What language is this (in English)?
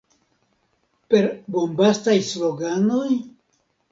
Esperanto